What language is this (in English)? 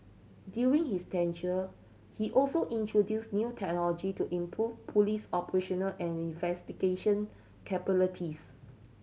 English